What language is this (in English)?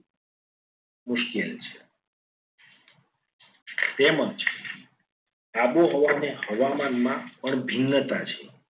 Gujarati